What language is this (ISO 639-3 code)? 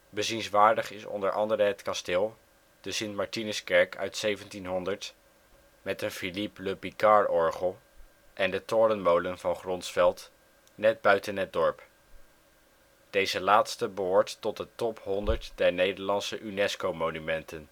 nld